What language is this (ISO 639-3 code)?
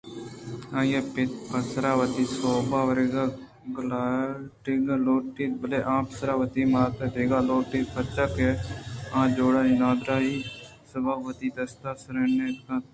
bgp